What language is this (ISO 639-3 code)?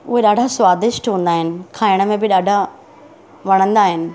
snd